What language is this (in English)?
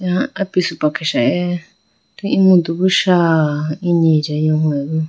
Idu-Mishmi